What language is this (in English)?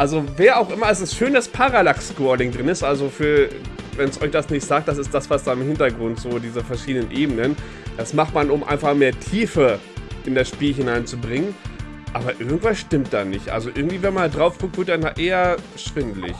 German